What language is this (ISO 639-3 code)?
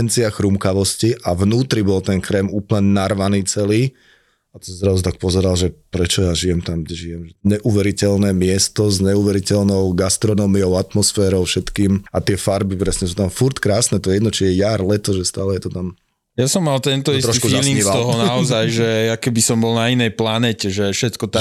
slk